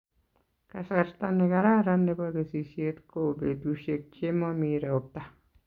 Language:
Kalenjin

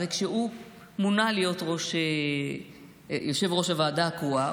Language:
Hebrew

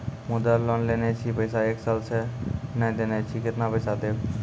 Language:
Maithili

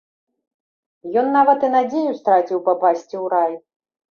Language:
Belarusian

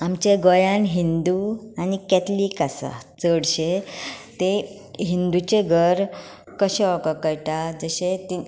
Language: Konkani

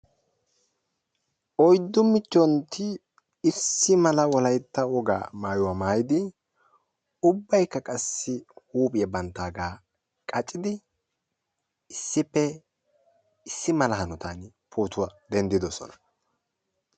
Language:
Wolaytta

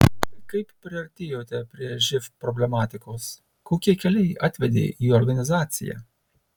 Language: Lithuanian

